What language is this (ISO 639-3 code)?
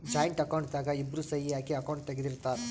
kan